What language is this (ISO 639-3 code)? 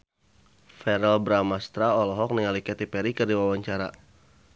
sun